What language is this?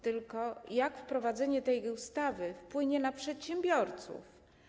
Polish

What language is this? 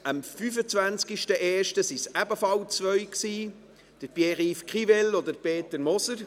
Swiss German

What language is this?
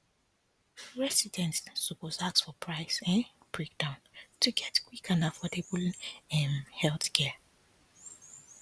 Nigerian Pidgin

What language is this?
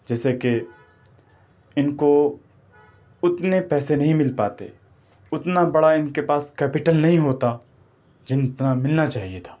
Urdu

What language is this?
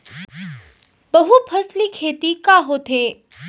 Chhattisgarhi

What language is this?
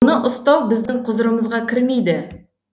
Kazakh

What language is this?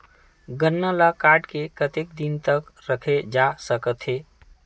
Chhattisgarhi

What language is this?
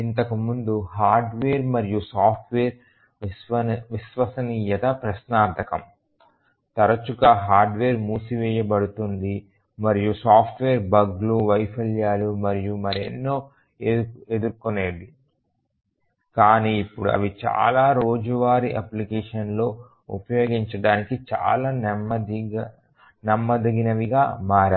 Telugu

